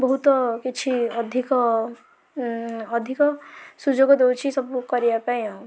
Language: Odia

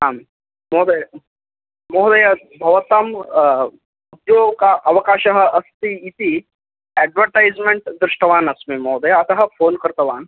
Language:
Sanskrit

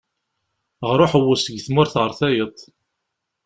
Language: Kabyle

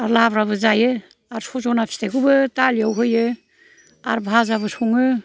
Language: Bodo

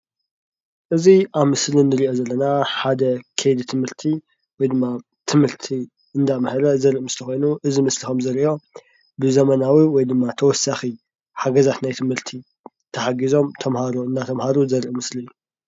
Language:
Tigrinya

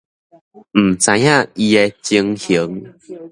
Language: Min Nan Chinese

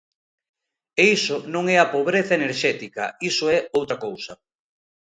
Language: Galician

